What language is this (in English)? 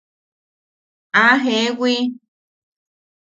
Yaqui